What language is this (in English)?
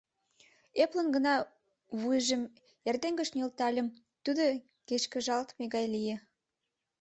Mari